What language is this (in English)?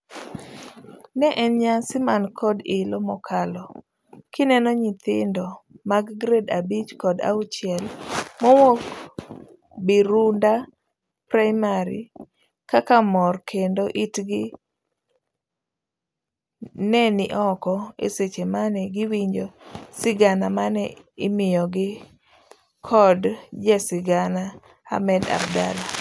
Luo (Kenya and Tanzania)